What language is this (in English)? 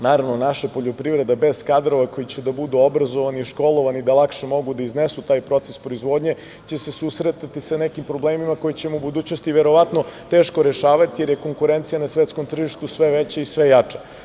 Serbian